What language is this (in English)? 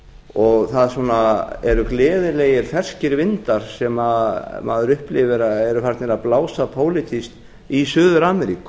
Icelandic